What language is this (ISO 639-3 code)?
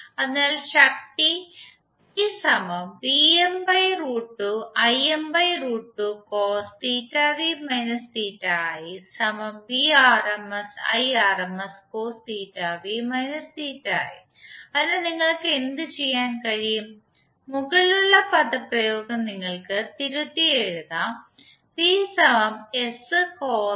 mal